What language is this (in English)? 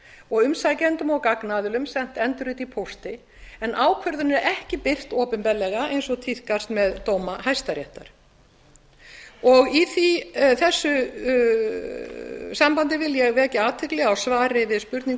Icelandic